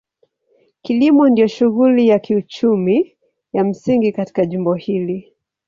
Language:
Swahili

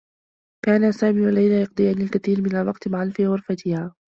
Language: Arabic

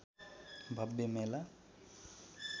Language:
Nepali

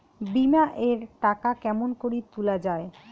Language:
Bangla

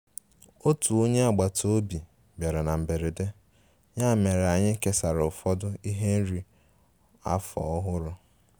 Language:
Igbo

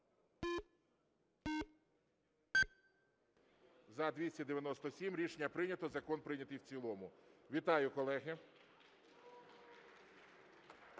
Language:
Ukrainian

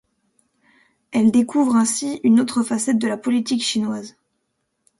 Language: French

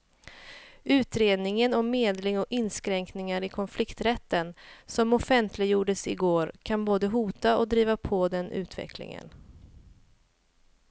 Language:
Swedish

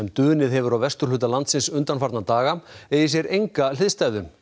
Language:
Icelandic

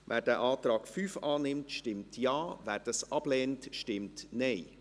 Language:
Swiss German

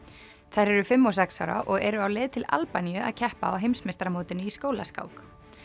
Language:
Icelandic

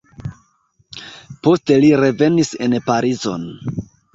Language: Esperanto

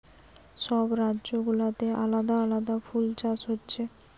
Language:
Bangla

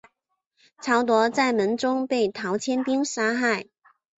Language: Chinese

